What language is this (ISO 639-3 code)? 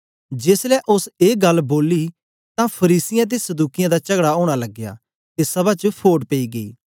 doi